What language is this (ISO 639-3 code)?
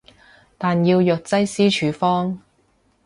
yue